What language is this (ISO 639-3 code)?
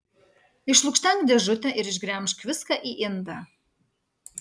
lit